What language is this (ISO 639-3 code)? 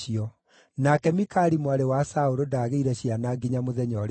kik